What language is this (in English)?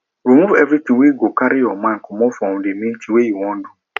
Nigerian Pidgin